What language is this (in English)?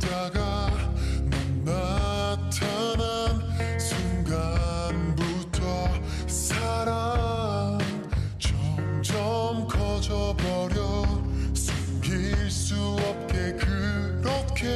Korean